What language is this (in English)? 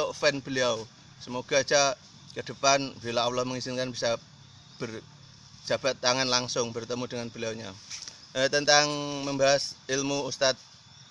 Indonesian